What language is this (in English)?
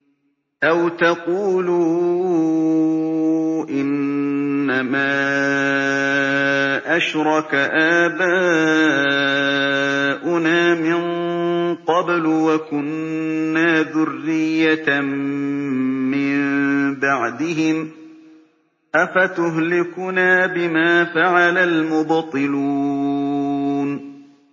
Arabic